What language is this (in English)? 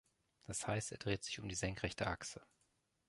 German